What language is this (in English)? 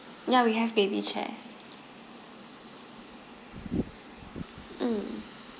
English